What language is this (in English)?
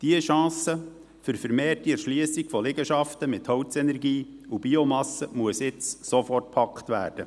Swiss German